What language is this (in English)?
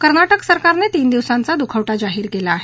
Marathi